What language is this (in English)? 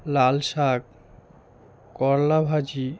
Bangla